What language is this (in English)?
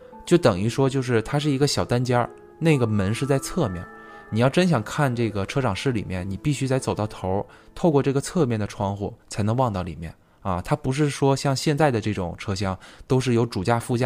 Chinese